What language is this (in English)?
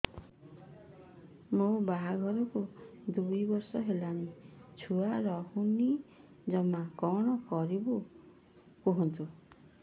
Odia